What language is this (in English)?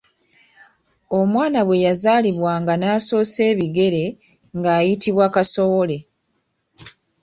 Ganda